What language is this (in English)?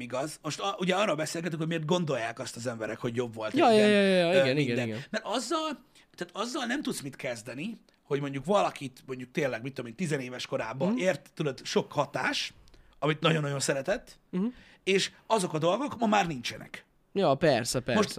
Hungarian